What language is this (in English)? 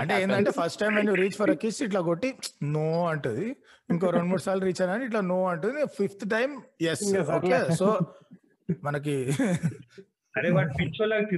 Telugu